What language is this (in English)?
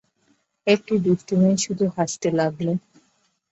Bangla